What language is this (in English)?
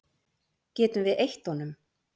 Icelandic